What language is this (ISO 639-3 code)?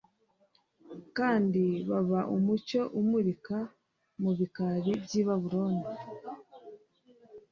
kin